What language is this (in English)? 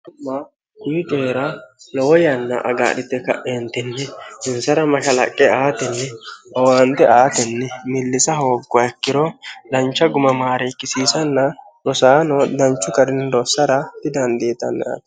Sidamo